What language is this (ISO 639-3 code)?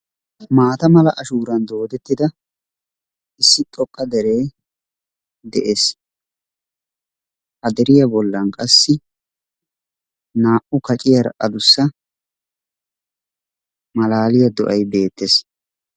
wal